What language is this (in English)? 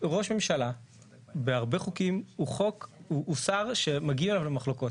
Hebrew